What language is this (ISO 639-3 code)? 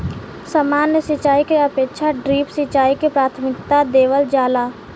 bho